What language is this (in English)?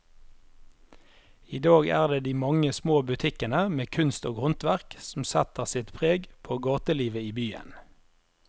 Norwegian